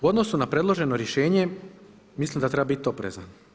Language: Croatian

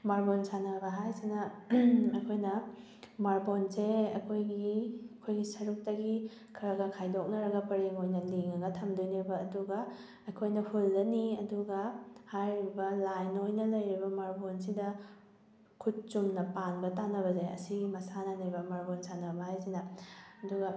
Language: Manipuri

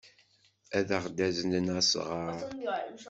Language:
Kabyle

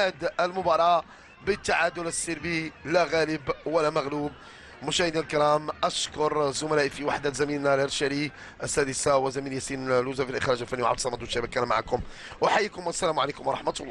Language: Arabic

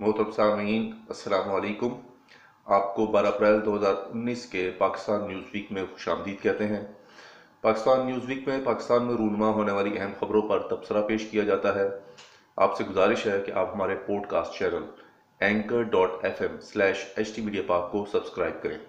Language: Urdu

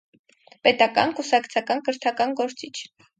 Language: Armenian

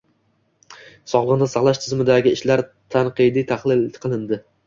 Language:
Uzbek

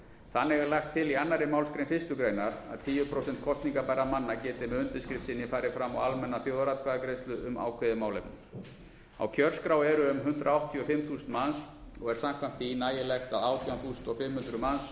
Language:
Icelandic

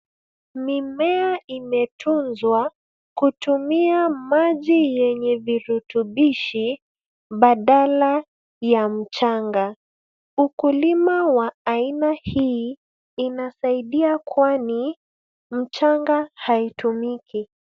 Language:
Swahili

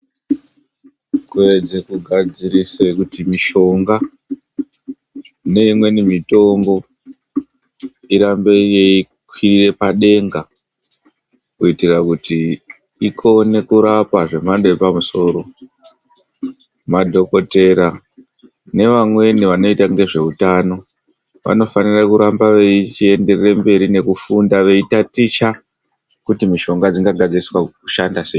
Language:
Ndau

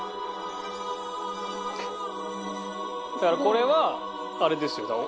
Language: Japanese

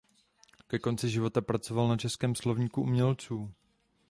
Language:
Czech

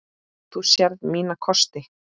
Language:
Icelandic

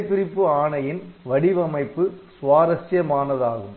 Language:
Tamil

